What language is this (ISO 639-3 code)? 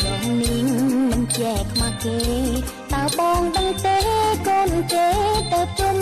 tha